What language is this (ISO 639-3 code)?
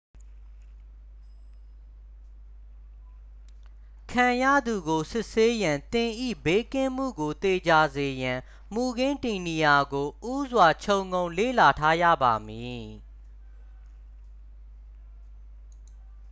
mya